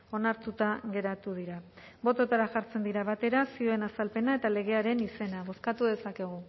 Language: Basque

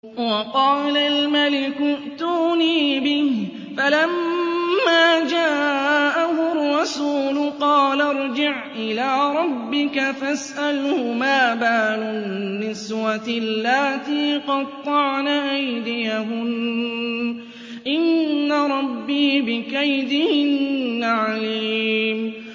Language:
Arabic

